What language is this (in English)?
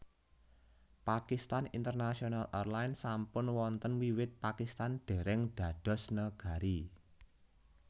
Javanese